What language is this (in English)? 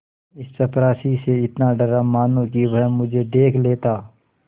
Hindi